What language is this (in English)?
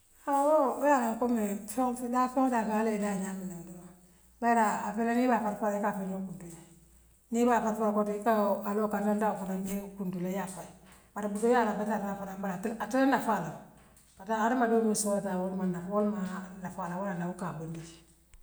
Western Maninkakan